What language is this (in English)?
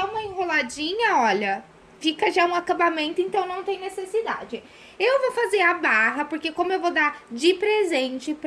Portuguese